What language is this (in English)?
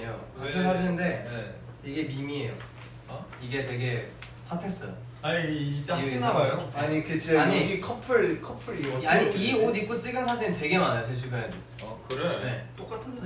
Korean